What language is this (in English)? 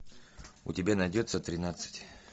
Russian